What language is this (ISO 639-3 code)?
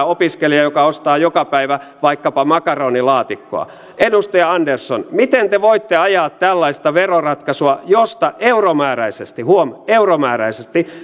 fin